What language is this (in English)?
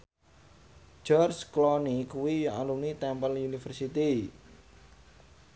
Javanese